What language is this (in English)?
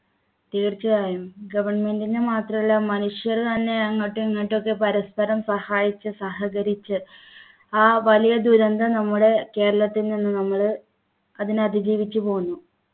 Malayalam